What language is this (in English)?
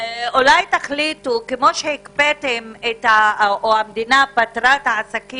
Hebrew